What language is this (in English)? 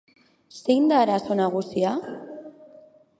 Basque